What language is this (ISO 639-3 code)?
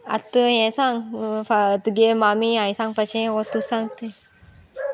kok